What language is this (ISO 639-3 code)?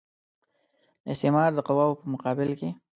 pus